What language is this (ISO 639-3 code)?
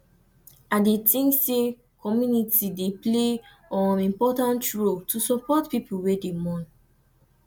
pcm